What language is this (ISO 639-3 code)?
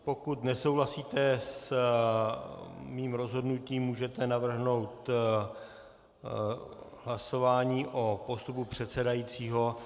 ces